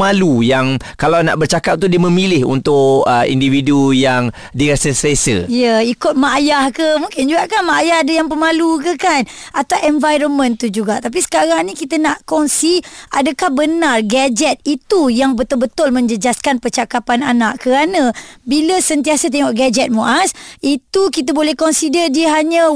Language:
Malay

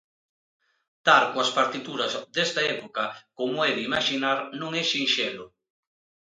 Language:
Galician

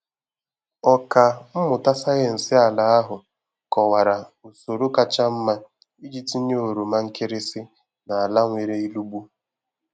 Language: Igbo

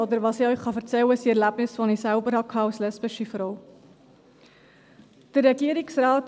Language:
Swiss German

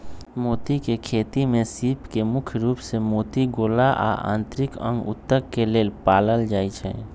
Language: Magahi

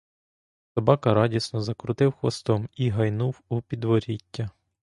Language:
Ukrainian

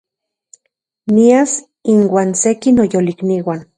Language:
Central Puebla Nahuatl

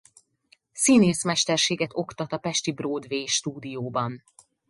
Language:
Hungarian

